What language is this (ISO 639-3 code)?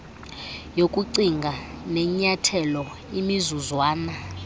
xho